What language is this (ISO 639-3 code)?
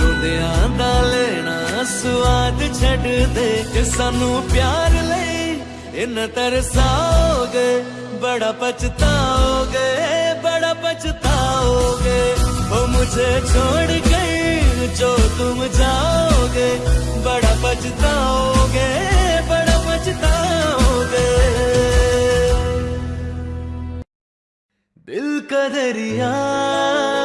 hin